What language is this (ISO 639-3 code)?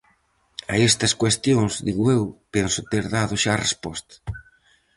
glg